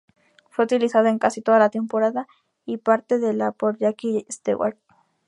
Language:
Spanish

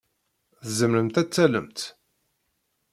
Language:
Kabyle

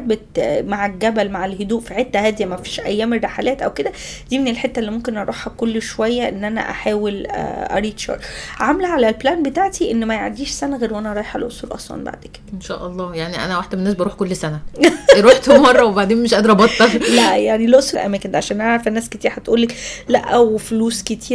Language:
Arabic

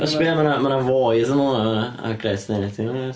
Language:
Welsh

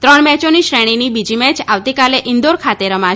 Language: Gujarati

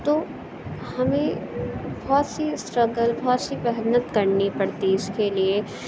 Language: Urdu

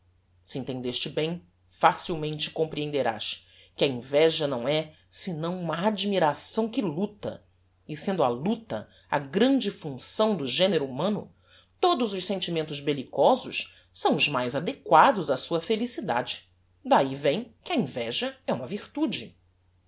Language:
Portuguese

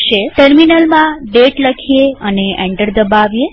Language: Gujarati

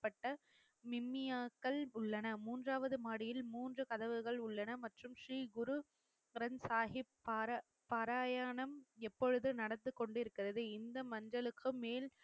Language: Tamil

